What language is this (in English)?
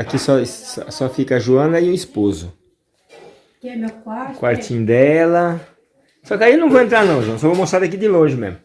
Portuguese